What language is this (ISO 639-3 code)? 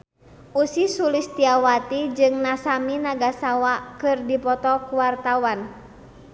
sun